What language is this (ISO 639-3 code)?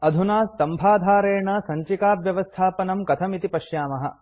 san